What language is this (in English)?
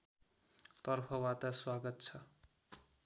Nepali